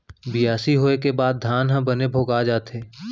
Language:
Chhattisgarhi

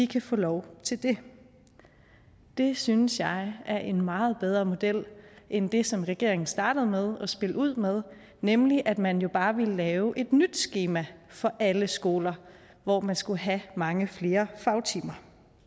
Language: Danish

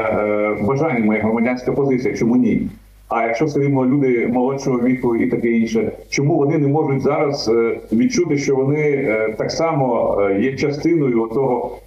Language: Ukrainian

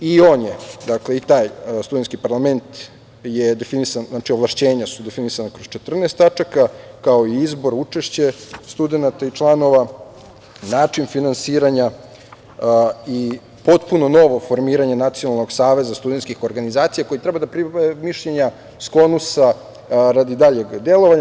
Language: Serbian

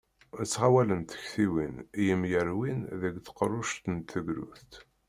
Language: Kabyle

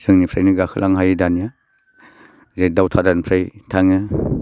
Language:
Bodo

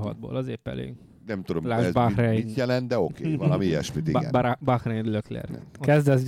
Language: Hungarian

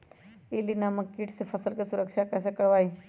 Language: Magahi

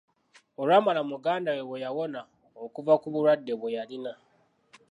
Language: Ganda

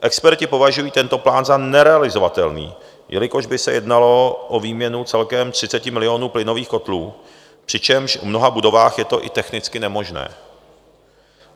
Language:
Czech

